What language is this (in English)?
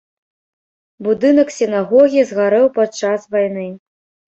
Belarusian